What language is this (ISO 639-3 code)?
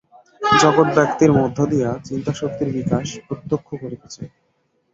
ben